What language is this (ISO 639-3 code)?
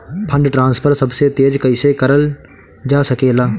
bho